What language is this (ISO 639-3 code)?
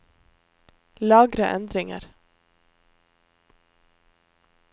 nor